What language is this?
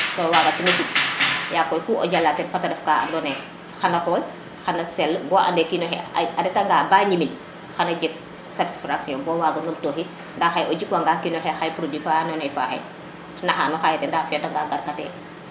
Serer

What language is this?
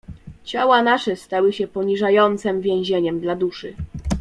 Polish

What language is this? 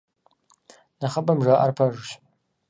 Kabardian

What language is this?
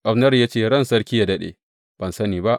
Hausa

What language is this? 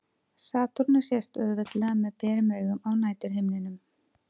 Icelandic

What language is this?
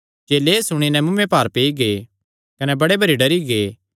Kangri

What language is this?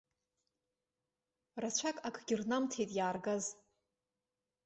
Abkhazian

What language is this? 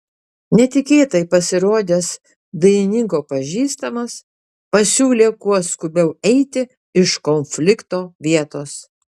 Lithuanian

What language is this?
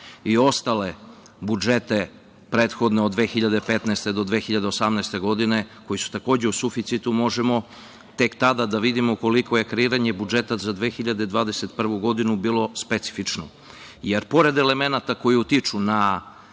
Serbian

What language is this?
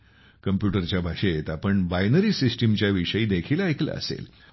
Marathi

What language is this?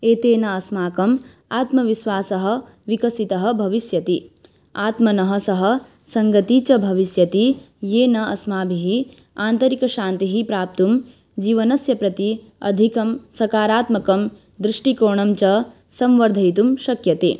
Sanskrit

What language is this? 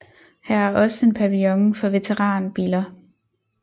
Danish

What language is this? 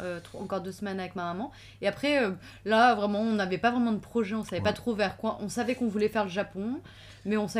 French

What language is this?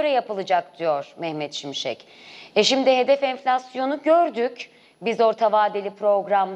Turkish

